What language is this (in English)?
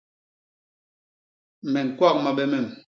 Basaa